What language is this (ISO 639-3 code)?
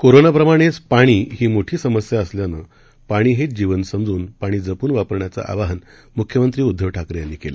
mar